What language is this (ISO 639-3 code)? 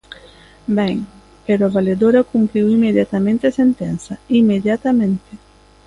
glg